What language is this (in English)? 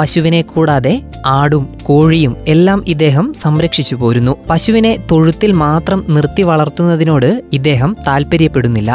Malayalam